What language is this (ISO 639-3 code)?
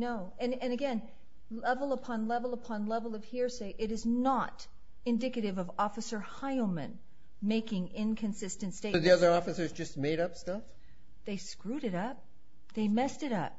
eng